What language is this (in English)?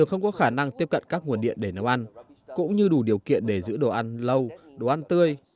Vietnamese